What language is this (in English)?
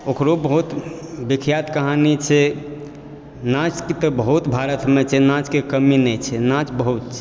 Maithili